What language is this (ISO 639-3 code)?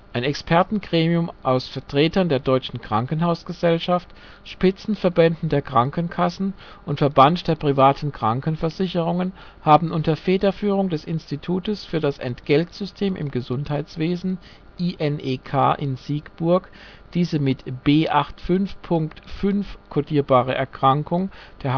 deu